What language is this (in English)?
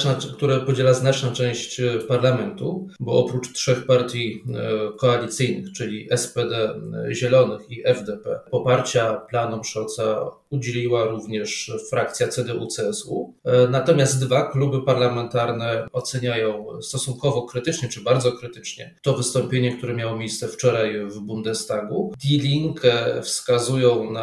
Polish